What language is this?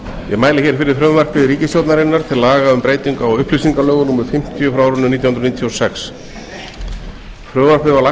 Icelandic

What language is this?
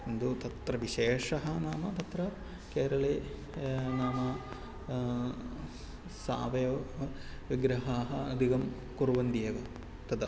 Sanskrit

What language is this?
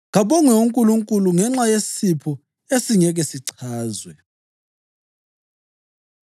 North Ndebele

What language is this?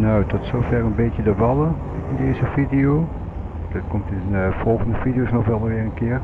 Dutch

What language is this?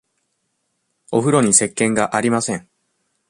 Japanese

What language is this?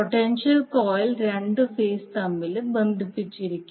Malayalam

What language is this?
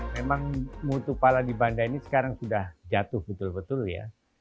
Indonesian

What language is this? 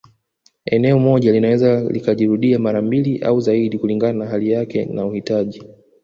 Swahili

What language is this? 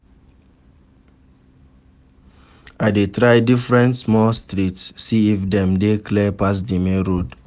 Nigerian Pidgin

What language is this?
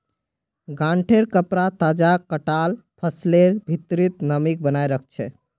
Magahi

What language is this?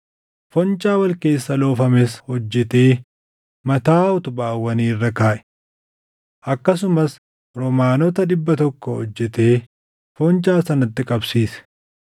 Oromo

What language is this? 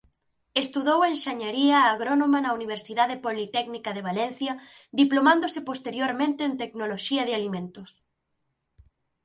Galician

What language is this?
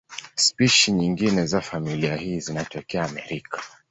Swahili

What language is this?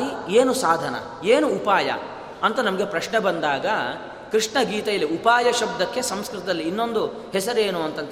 Kannada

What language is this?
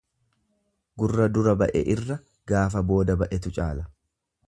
Oromo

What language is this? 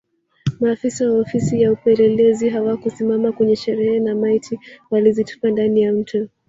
Swahili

